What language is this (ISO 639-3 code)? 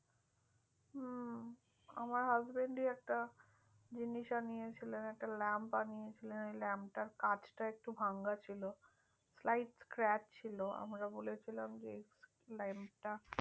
ben